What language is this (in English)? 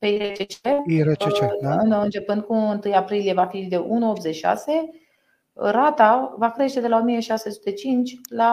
Romanian